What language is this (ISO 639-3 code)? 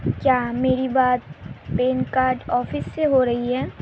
urd